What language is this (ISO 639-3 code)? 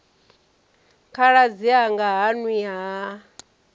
ven